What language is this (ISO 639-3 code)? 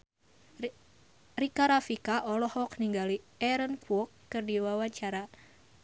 sun